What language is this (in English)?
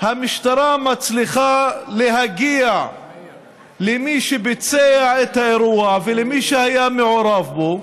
Hebrew